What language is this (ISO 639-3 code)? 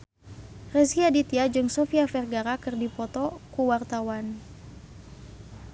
sun